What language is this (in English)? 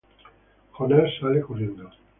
Spanish